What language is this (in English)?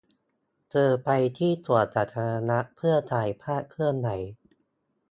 Thai